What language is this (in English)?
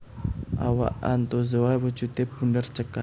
Javanese